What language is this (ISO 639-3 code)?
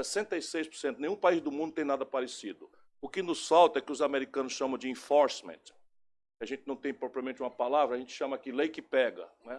por